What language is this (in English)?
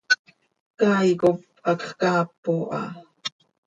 Seri